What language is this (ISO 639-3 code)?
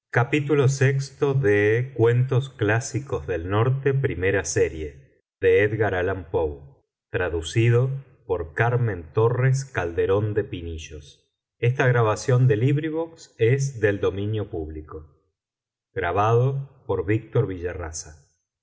spa